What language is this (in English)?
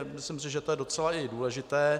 Czech